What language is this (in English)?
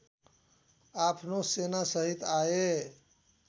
Nepali